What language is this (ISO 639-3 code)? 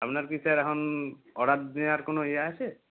ben